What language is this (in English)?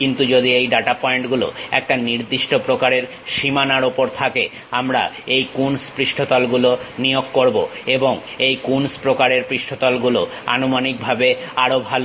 Bangla